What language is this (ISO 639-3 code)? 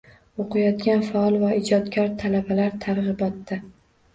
uzb